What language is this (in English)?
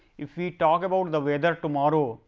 English